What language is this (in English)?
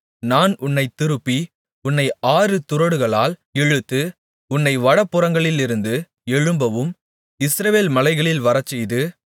Tamil